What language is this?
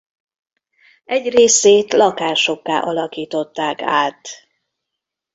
Hungarian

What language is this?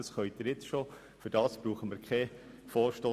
Swiss German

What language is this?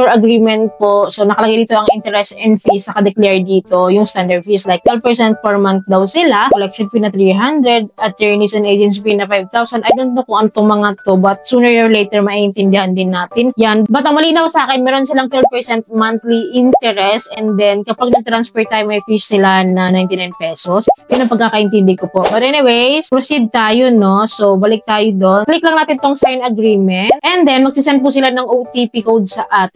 Filipino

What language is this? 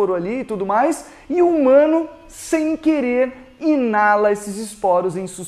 Portuguese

